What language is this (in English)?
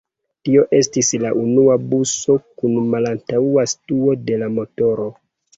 Esperanto